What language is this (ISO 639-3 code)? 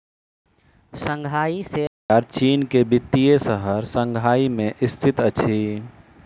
mai